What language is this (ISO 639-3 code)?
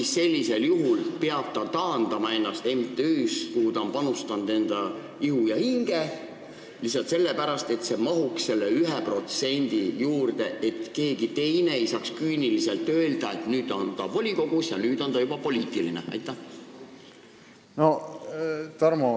est